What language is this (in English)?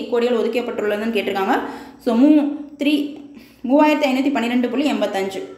Tamil